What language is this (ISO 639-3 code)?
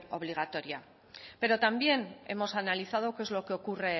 spa